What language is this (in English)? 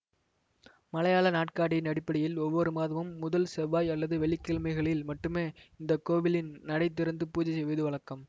Tamil